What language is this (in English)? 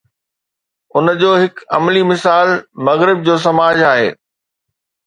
Sindhi